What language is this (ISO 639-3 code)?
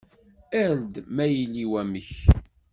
kab